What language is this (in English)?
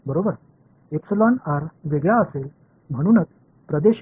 Marathi